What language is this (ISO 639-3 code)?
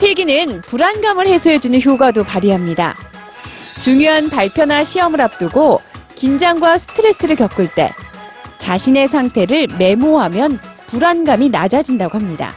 kor